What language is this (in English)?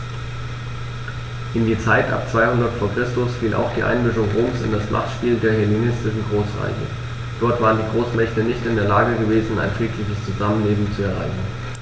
German